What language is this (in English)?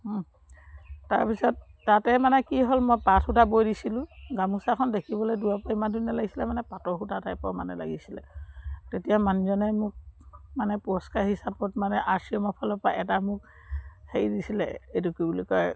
Assamese